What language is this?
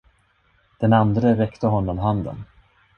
Swedish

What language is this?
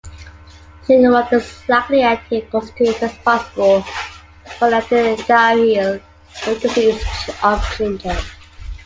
English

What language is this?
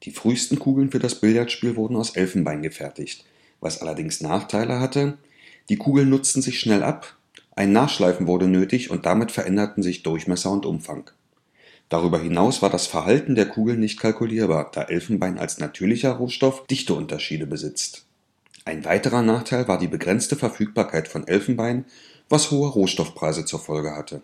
German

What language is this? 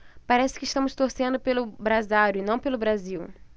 Portuguese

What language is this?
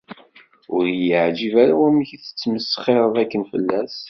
Kabyle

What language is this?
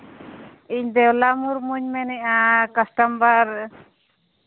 Santali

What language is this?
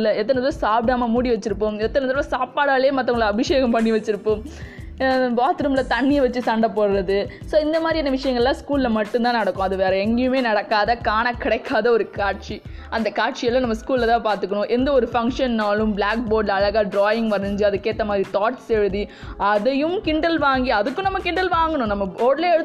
Tamil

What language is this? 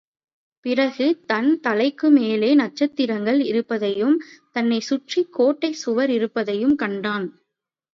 Tamil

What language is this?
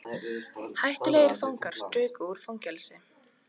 Icelandic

